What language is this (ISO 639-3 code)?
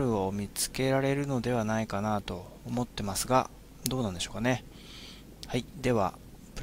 jpn